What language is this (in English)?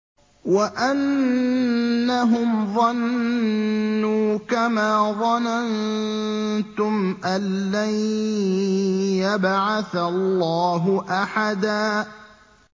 Arabic